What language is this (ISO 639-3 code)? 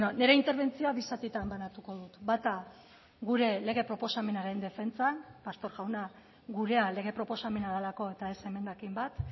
eus